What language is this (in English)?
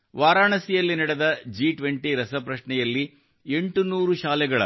Kannada